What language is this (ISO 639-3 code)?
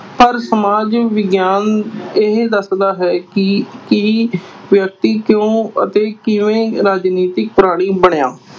pan